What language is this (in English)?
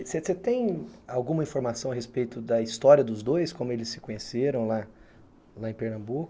Portuguese